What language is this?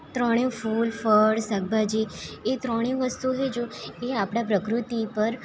Gujarati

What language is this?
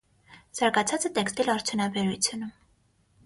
Armenian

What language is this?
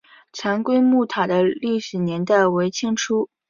Chinese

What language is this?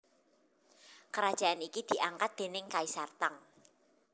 Javanese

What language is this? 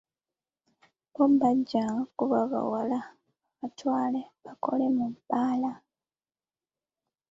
Ganda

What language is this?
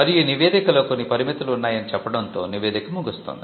Telugu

